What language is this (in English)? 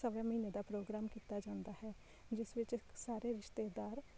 Punjabi